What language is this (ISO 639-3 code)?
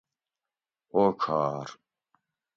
gwc